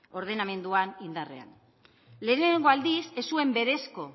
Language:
Basque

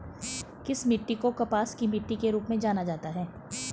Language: Hindi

